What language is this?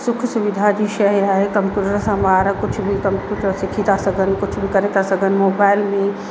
Sindhi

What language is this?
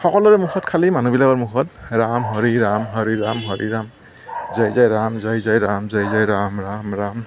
Assamese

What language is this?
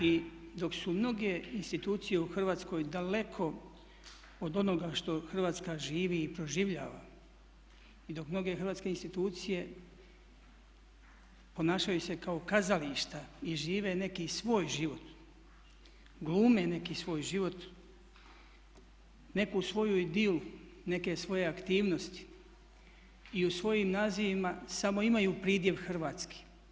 Croatian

